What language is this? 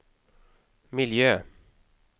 Swedish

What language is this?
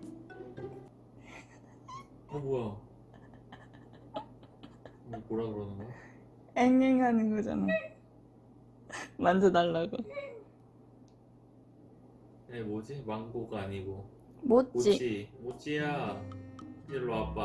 Korean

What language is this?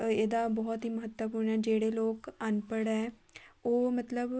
Punjabi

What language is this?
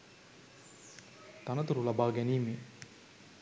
Sinhala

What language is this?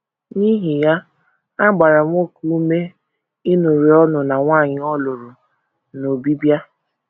Igbo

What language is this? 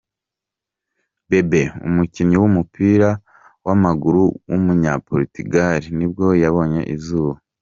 Kinyarwanda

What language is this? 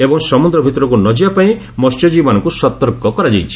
Odia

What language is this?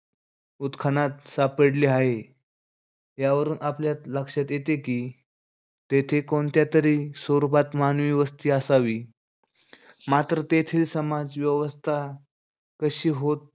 Marathi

